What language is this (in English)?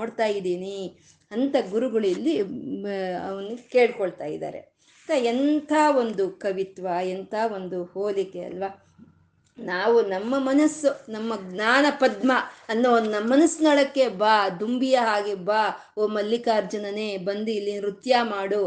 Kannada